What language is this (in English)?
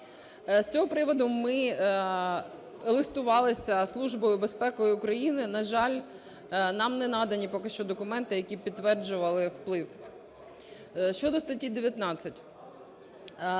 Ukrainian